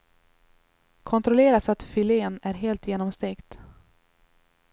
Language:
Swedish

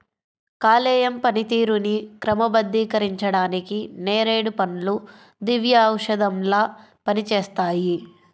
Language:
Telugu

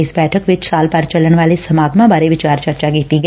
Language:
Punjabi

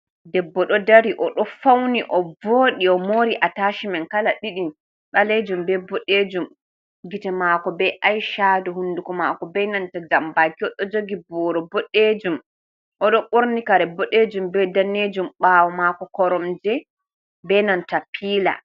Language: Fula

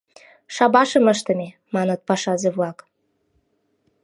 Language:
Mari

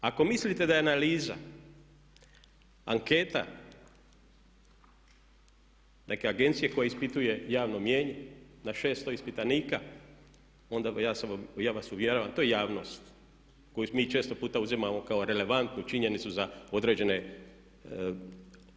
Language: Croatian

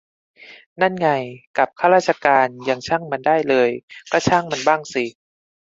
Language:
Thai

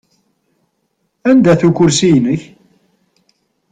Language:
Kabyle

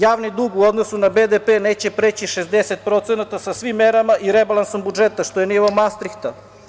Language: Serbian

